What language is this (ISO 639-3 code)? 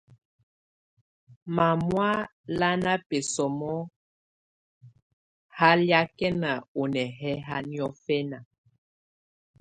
tvu